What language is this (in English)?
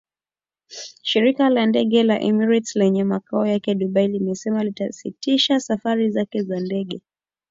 Swahili